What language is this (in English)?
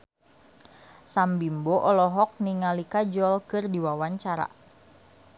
Sundanese